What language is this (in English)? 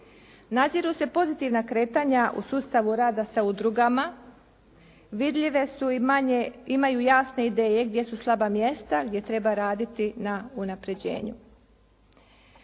Croatian